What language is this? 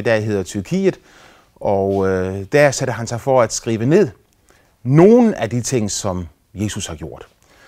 Danish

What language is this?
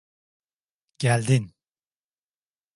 Turkish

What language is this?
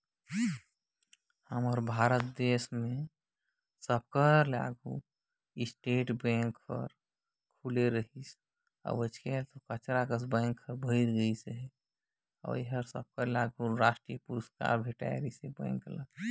Chhattisgarhi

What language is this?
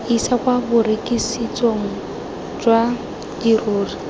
Tswana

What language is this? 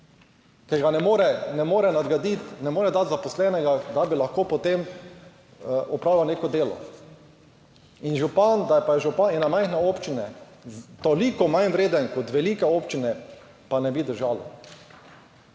Slovenian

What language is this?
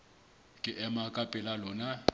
Southern Sotho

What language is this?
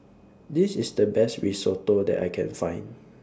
English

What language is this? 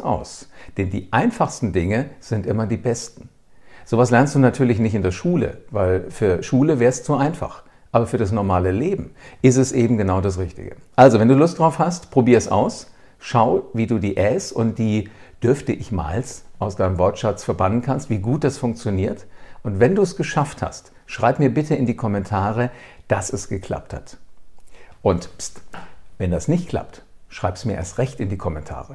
German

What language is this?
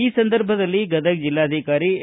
Kannada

